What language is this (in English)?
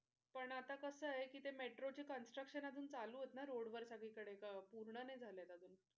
Marathi